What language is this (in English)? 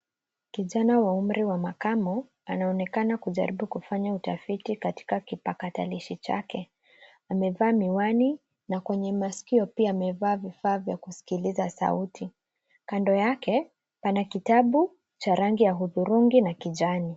Swahili